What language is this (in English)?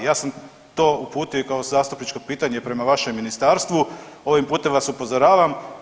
Croatian